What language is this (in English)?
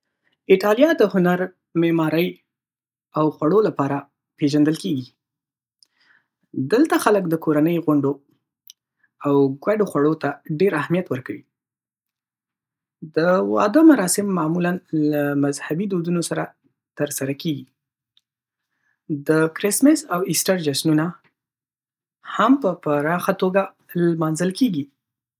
Pashto